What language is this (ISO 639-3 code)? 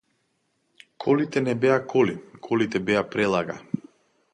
mkd